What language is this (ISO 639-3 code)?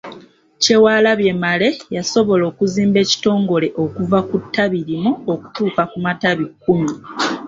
lug